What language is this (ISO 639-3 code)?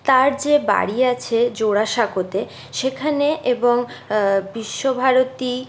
ben